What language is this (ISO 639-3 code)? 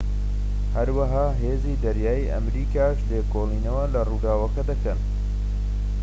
ckb